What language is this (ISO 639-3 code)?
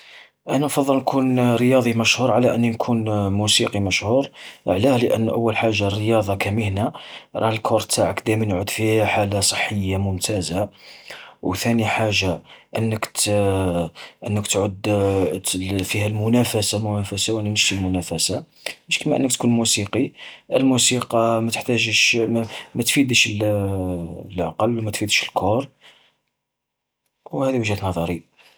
arq